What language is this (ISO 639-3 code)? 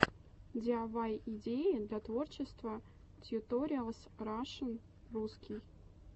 rus